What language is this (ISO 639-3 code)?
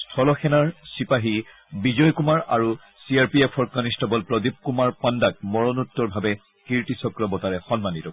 asm